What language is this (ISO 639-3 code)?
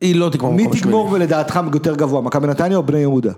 heb